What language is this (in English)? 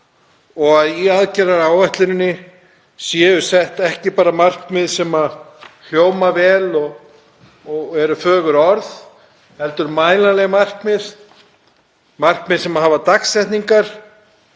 Icelandic